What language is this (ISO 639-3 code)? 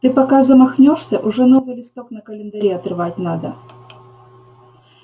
rus